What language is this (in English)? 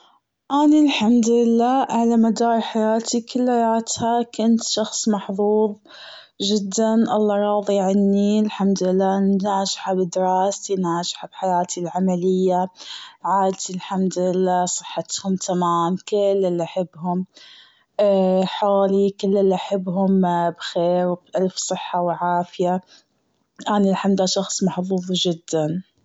Gulf Arabic